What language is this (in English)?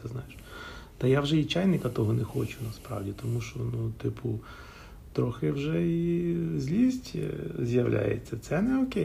Ukrainian